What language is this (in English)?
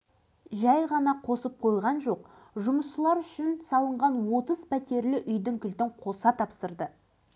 Kazakh